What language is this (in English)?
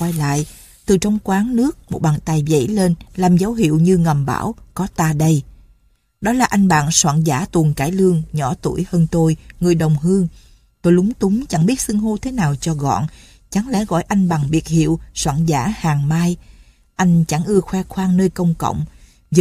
Vietnamese